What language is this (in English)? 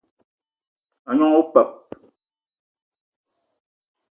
Eton (Cameroon)